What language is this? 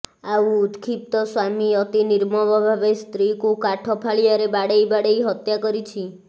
Odia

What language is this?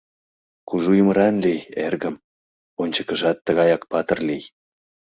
Mari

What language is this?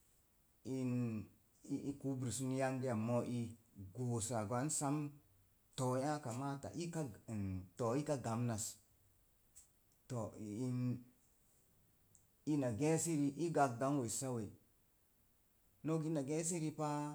Mom Jango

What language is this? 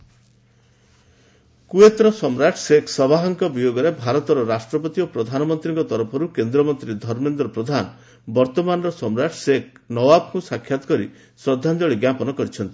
Odia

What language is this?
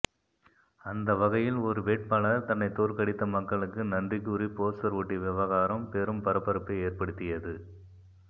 Tamil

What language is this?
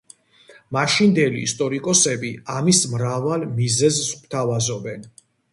Georgian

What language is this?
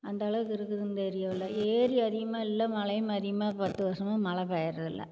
Tamil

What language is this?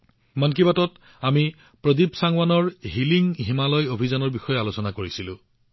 Assamese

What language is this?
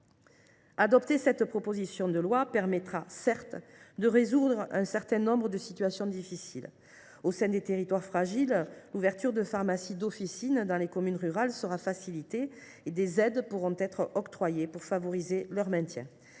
French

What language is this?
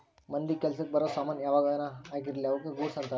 Kannada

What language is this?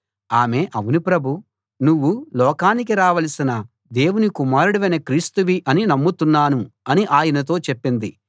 Telugu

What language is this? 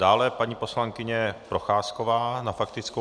Czech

